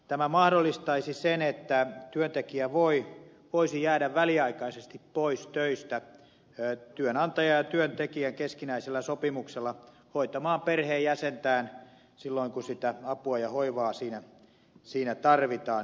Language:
Finnish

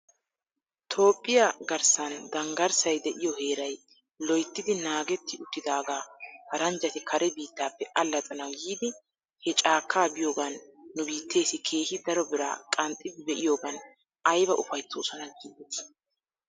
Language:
Wolaytta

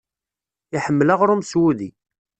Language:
Kabyle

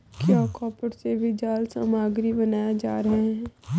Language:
Hindi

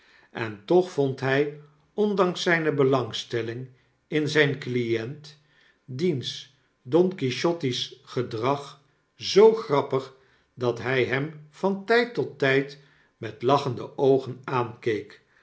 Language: Dutch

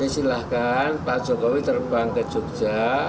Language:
Indonesian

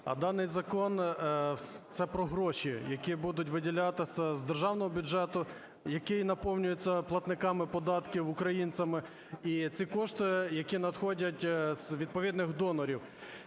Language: Ukrainian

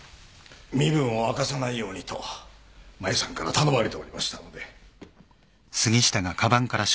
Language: Japanese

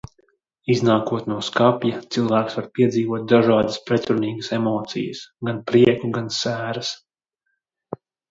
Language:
Latvian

